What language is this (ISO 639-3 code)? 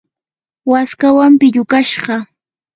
qur